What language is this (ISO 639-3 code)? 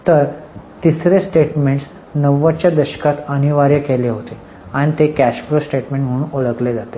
mar